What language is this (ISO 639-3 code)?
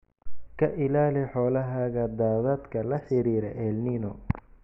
som